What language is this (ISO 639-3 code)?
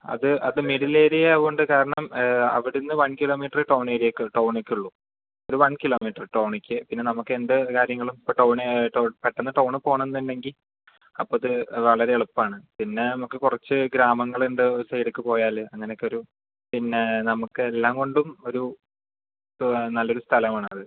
mal